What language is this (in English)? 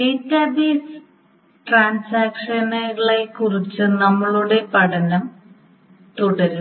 Malayalam